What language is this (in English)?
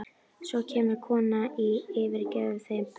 Icelandic